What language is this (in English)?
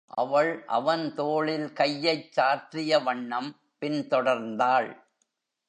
Tamil